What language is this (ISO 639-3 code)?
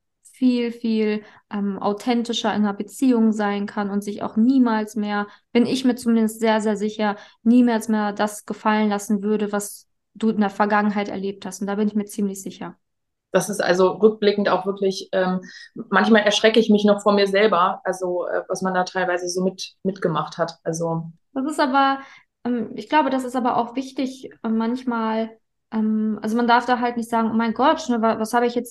deu